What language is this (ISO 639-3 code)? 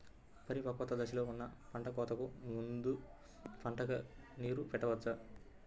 tel